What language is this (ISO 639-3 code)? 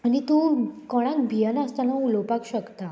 kok